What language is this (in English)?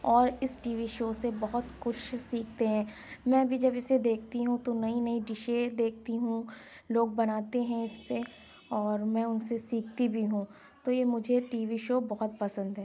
Urdu